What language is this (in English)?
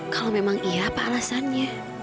Indonesian